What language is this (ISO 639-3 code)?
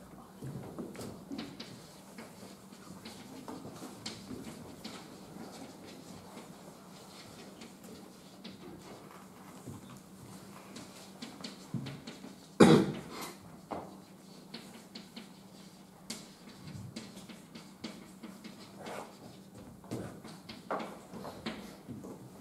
ukr